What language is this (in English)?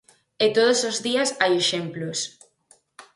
Galician